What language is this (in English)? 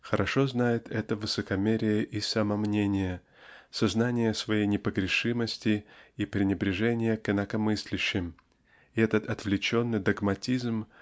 Russian